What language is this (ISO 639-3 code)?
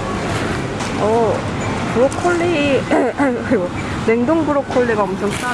kor